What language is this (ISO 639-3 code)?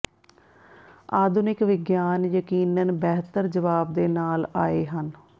pan